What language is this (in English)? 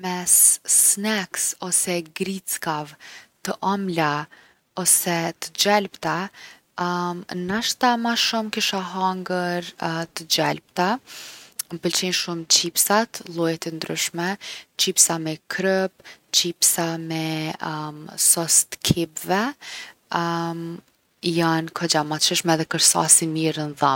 Gheg Albanian